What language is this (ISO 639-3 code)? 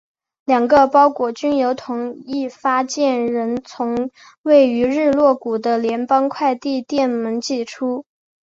zho